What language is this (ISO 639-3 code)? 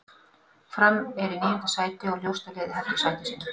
isl